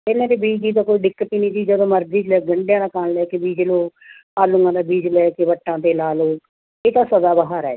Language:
Punjabi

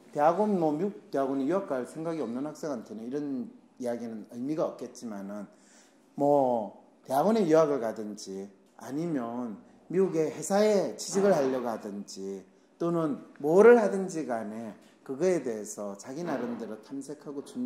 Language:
Korean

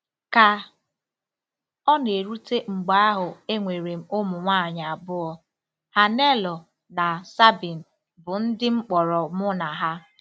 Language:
Igbo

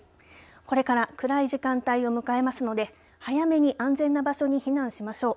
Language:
Japanese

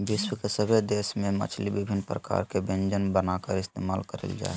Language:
Magahi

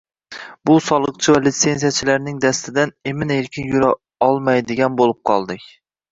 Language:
Uzbek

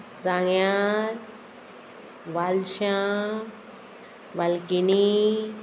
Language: Konkani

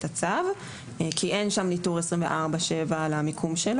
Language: Hebrew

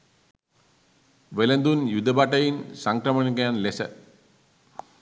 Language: Sinhala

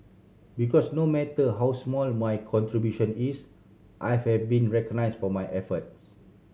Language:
English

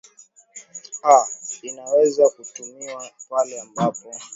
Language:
Swahili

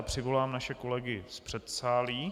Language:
Czech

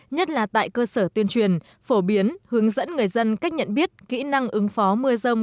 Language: Vietnamese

